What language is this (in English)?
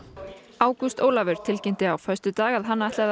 Icelandic